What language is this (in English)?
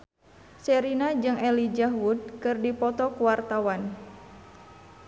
Sundanese